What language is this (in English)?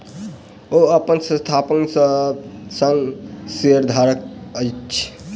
Maithili